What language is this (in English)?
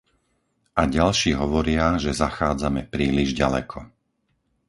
Slovak